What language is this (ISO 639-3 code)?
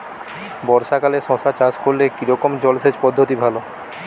ben